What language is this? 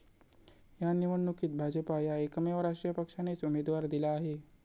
Marathi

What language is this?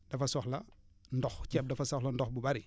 Wolof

